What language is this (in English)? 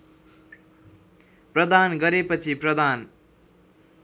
Nepali